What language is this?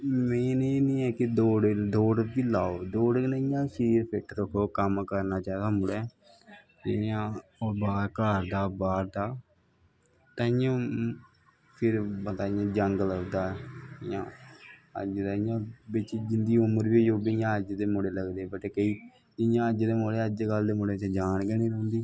Dogri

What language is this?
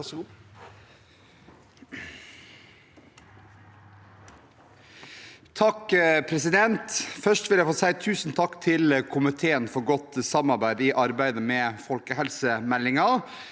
Norwegian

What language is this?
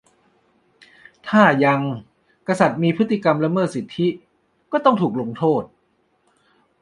Thai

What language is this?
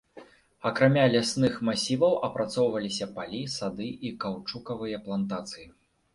Belarusian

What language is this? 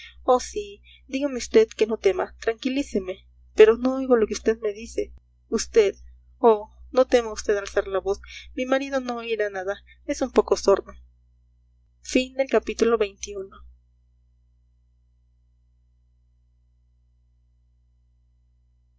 Spanish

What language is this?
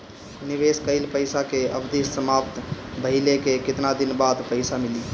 Bhojpuri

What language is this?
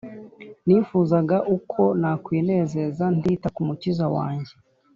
Kinyarwanda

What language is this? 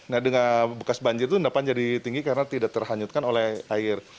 Indonesian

